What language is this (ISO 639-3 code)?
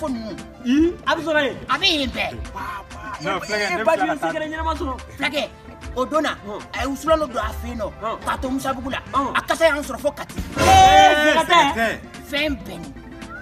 ind